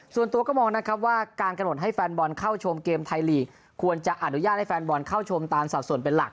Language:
Thai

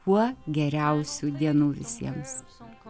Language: Lithuanian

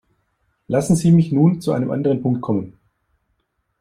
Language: German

